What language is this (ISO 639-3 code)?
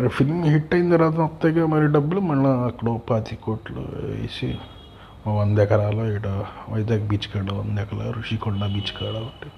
tel